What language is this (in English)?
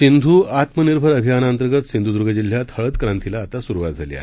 Marathi